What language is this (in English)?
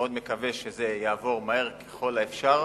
Hebrew